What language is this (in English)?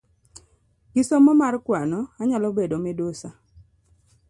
Luo (Kenya and Tanzania)